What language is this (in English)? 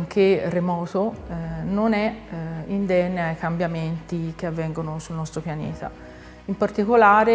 Italian